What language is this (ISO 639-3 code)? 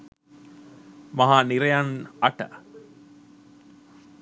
sin